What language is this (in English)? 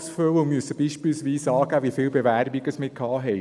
Swiss German